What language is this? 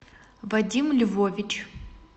Russian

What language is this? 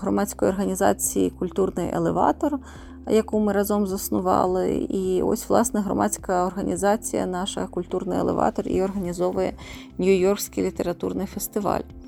Ukrainian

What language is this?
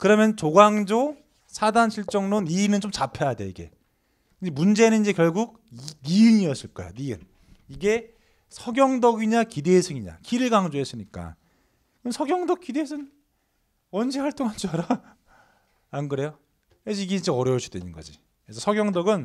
Korean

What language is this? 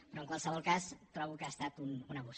Catalan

